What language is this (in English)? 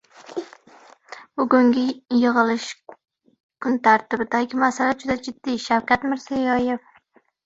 Uzbek